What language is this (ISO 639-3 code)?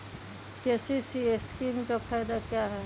mag